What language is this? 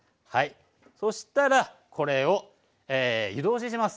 Japanese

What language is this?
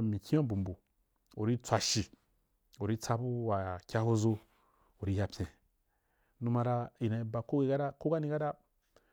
Wapan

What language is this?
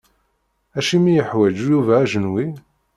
Kabyle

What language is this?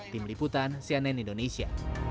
Indonesian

